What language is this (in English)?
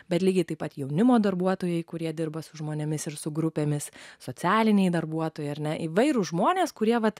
Lithuanian